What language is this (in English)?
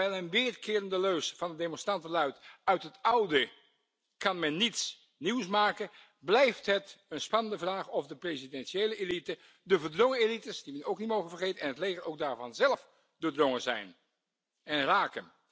Dutch